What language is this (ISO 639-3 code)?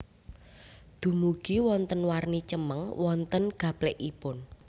jav